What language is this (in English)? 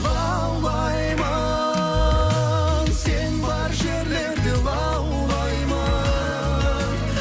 Kazakh